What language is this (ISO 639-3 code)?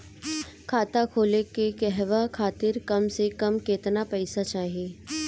bho